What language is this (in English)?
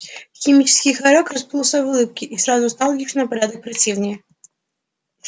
Russian